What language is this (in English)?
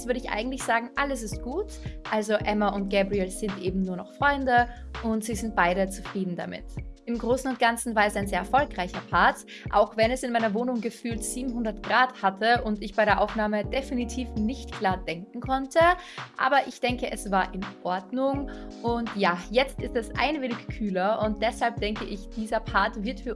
German